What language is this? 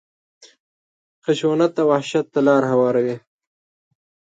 Pashto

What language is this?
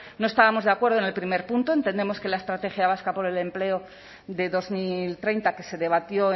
Spanish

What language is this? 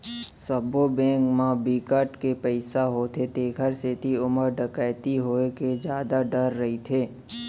Chhattisgarhi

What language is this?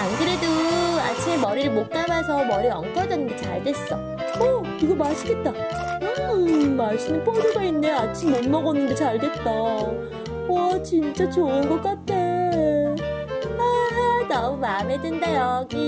Korean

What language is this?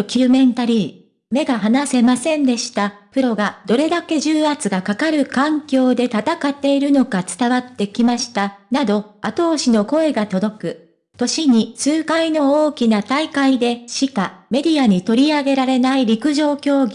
Japanese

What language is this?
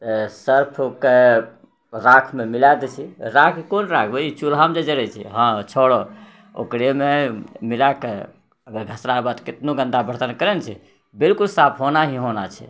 Maithili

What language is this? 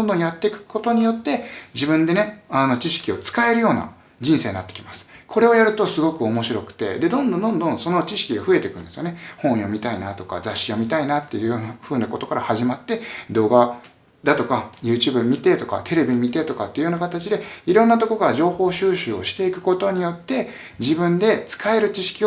Japanese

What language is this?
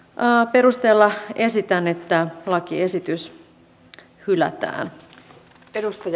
Finnish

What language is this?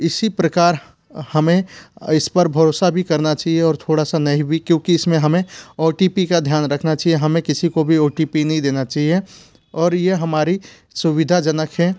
Hindi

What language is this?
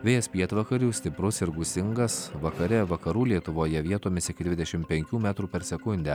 Lithuanian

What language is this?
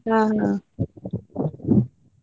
Kannada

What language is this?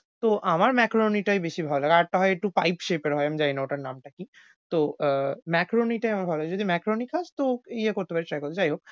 Bangla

